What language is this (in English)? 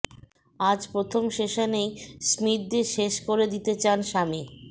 Bangla